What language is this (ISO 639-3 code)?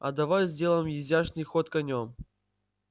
rus